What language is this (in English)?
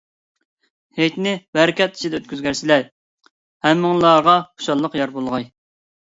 Uyghur